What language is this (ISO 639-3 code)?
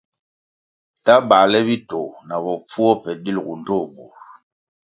nmg